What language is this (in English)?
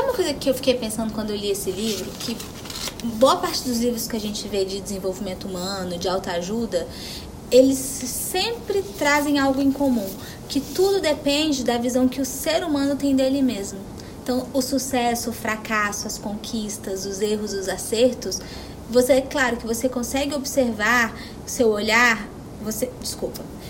Portuguese